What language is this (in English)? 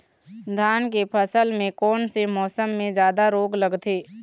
Chhattisgarhi